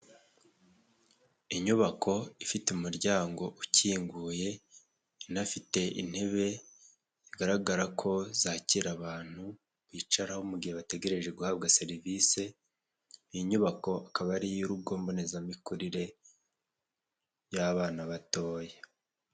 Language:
Kinyarwanda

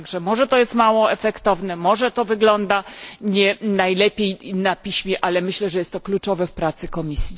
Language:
Polish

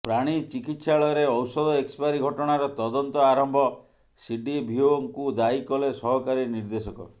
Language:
Odia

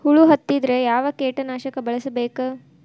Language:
Kannada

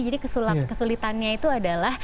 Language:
Indonesian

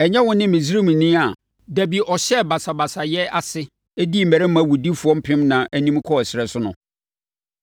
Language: Akan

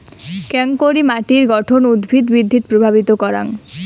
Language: Bangla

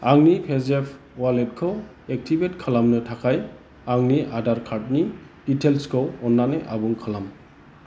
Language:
Bodo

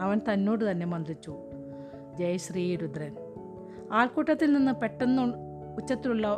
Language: Malayalam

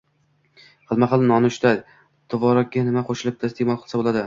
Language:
Uzbek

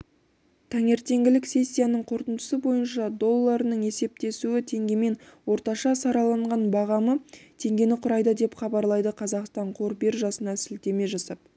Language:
Kazakh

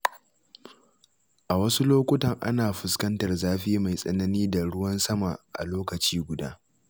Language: Hausa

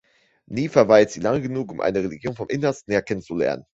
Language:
German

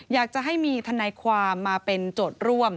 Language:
Thai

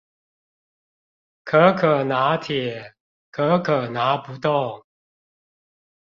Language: Chinese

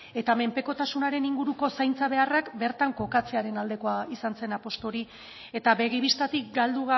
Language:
Basque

